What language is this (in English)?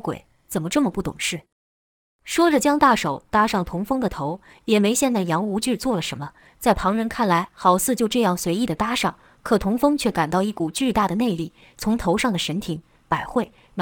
Chinese